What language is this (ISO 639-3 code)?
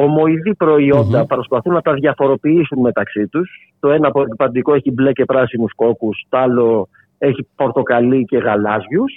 ell